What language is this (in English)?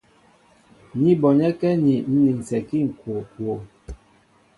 Mbo (Cameroon)